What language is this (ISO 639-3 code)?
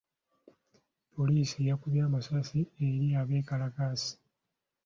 lug